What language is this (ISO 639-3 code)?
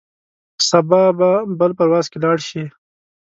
pus